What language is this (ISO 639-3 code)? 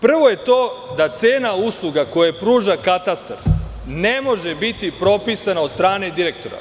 srp